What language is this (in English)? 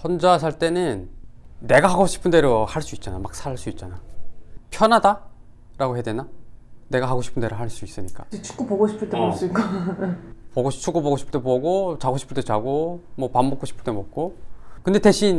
Korean